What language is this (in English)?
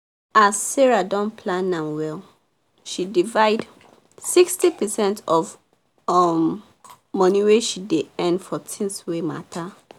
Nigerian Pidgin